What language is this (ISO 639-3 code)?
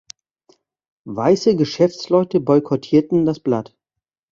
deu